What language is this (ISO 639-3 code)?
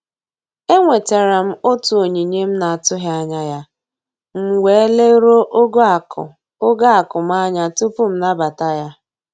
ibo